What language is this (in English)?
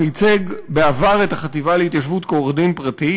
Hebrew